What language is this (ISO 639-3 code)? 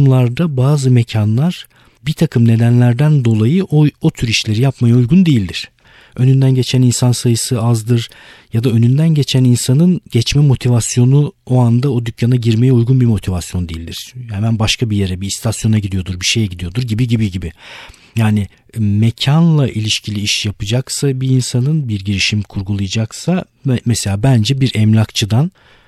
tur